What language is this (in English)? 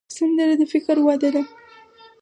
Pashto